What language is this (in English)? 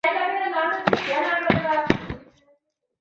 Chinese